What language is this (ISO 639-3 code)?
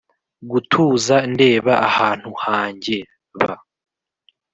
kin